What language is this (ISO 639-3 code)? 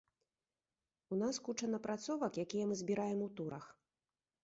bel